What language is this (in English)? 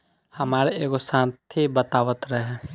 Bhojpuri